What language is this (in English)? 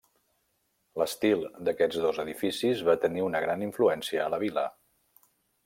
Catalan